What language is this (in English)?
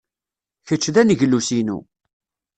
Kabyle